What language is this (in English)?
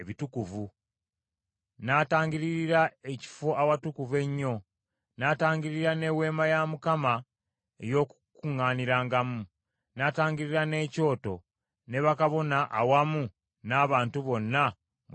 Ganda